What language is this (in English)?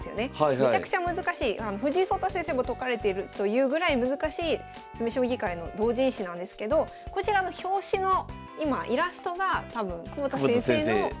Japanese